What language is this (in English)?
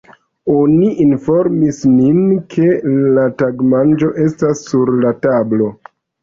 Esperanto